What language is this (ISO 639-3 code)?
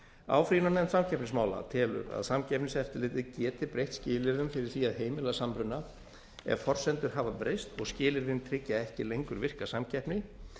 isl